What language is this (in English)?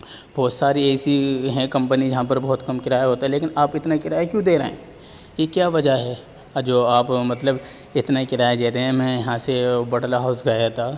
Urdu